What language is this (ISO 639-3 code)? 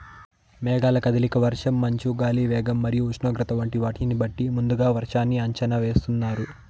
tel